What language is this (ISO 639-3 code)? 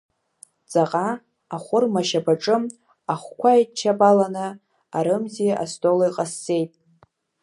abk